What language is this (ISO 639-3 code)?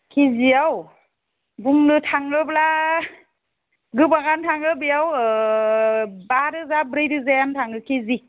brx